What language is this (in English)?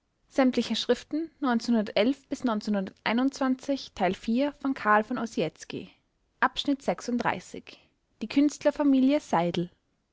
German